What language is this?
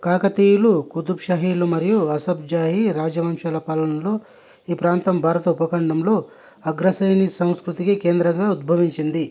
Telugu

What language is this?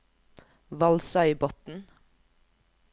Norwegian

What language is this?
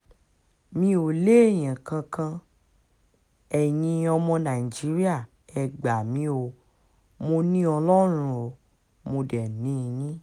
Yoruba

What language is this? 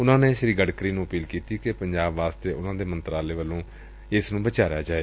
Punjabi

